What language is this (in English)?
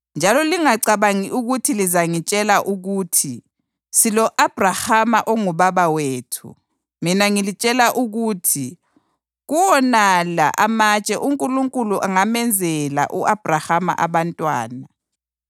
North Ndebele